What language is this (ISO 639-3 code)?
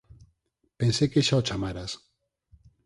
glg